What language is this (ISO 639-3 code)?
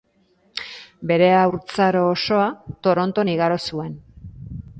eus